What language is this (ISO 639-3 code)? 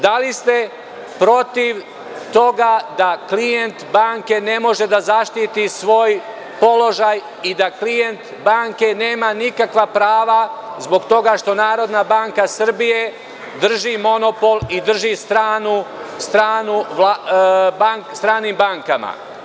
srp